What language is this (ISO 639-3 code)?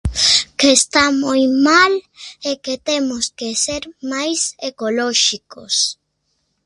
glg